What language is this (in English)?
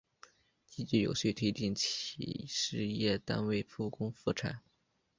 Chinese